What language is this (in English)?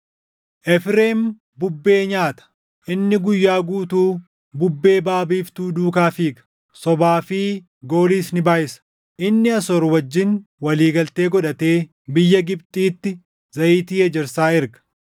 Oromo